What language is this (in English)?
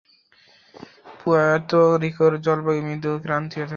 Bangla